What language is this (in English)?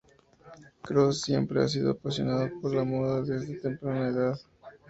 Spanish